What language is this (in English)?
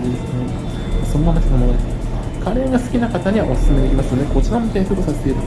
Japanese